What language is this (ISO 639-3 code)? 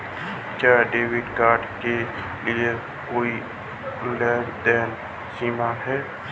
hin